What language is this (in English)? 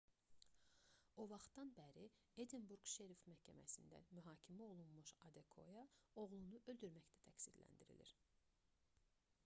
Azerbaijani